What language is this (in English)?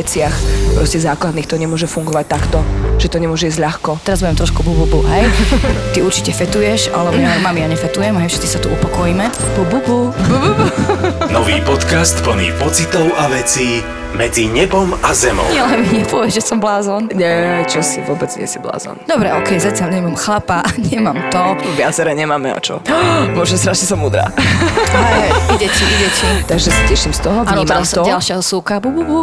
Slovak